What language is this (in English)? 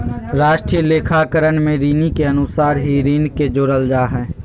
Magahi